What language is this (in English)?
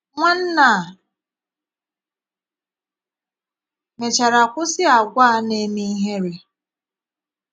Igbo